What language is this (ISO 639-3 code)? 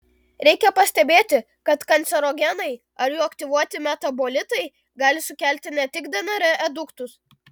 lit